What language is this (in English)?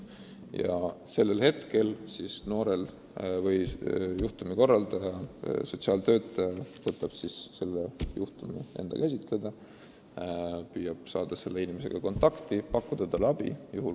Estonian